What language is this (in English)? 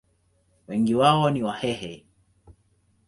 Swahili